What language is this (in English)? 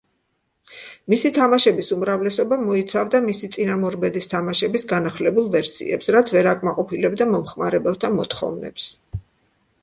Georgian